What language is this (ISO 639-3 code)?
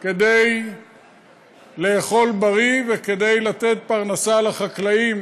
heb